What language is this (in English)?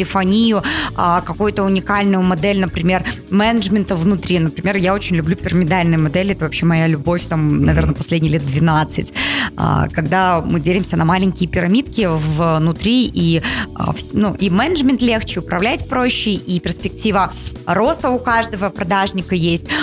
Russian